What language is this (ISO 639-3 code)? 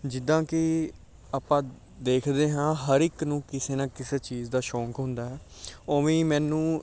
pan